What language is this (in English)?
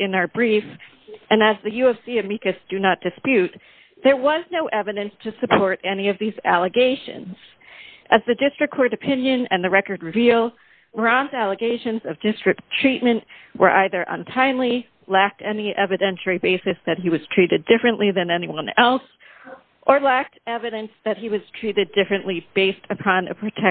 English